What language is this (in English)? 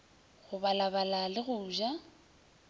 Northern Sotho